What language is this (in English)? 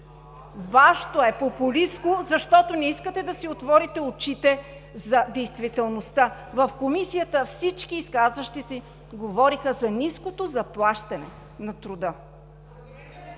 Bulgarian